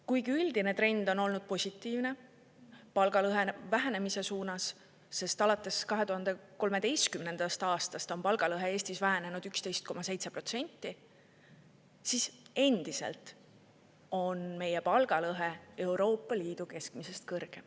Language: Estonian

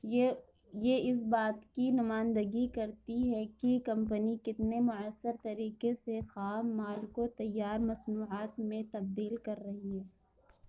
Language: Urdu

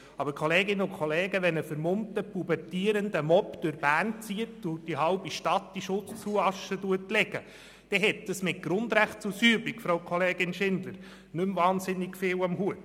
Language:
Swiss German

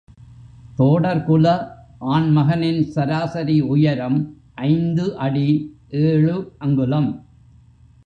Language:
Tamil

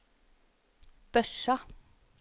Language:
Norwegian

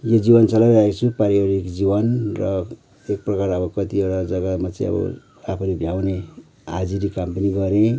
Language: Nepali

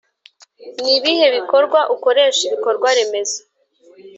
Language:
Kinyarwanda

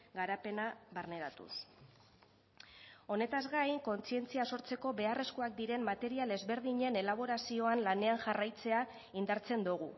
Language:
Basque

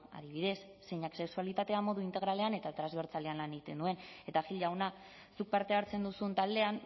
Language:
Basque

